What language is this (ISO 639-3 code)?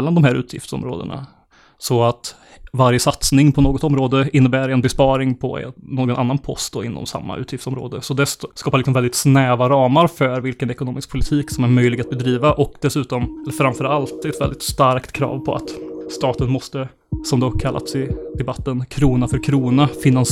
swe